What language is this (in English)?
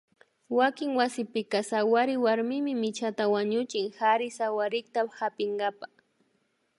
Imbabura Highland Quichua